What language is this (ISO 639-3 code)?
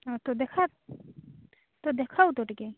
ori